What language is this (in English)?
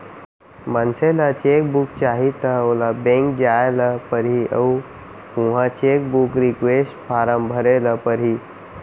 Chhattisgarhi